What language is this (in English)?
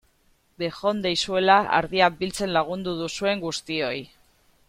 Basque